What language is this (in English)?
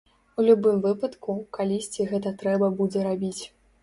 Belarusian